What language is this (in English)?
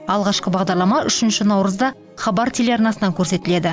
Kazakh